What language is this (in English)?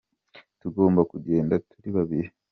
Kinyarwanda